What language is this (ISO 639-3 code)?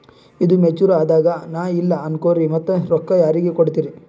kan